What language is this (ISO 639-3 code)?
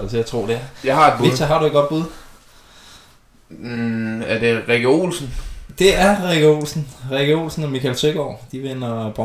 dan